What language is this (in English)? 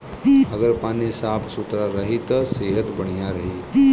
Bhojpuri